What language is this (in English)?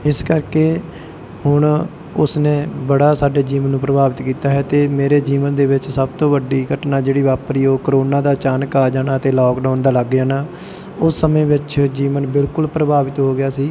Punjabi